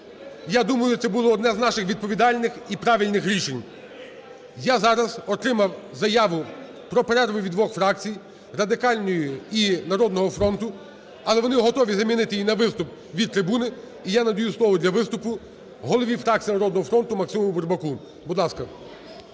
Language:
Ukrainian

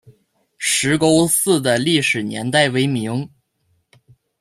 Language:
Chinese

